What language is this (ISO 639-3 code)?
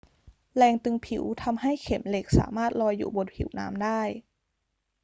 tha